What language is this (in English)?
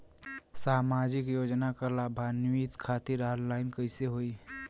Bhojpuri